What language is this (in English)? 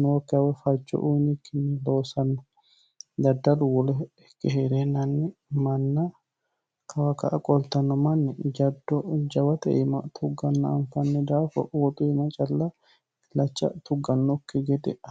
Sidamo